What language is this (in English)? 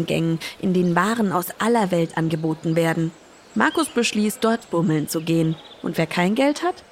German